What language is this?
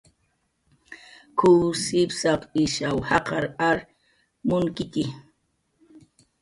Jaqaru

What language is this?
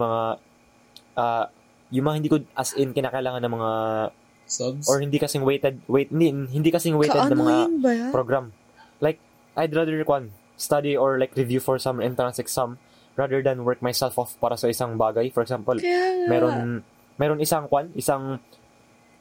Filipino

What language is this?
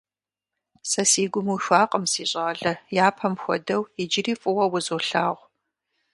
Kabardian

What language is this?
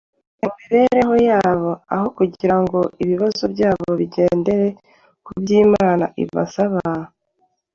Kinyarwanda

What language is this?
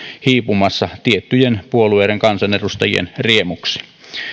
Finnish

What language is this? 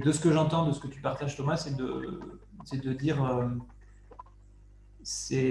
French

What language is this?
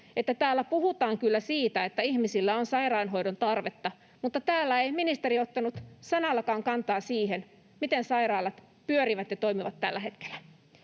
Finnish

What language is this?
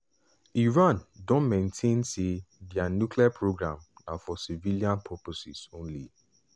Nigerian Pidgin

